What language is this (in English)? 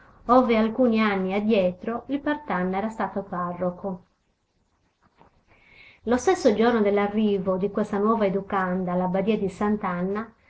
Italian